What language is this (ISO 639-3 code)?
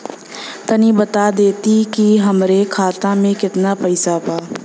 bho